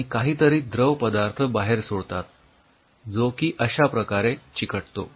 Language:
Marathi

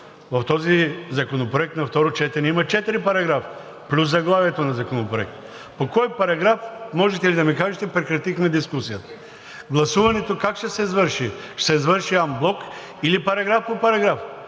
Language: Bulgarian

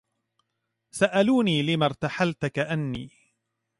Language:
Arabic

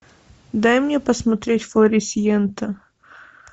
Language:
Russian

